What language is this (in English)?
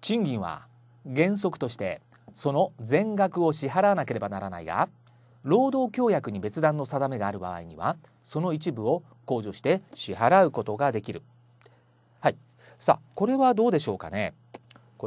Japanese